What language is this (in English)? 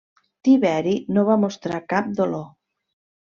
Catalan